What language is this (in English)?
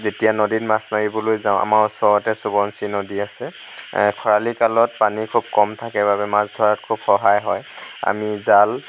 Assamese